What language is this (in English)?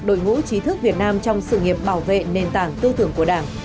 Vietnamese